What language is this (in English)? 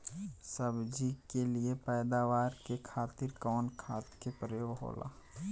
Bhojpuri